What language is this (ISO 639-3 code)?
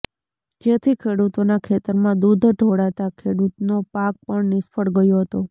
guj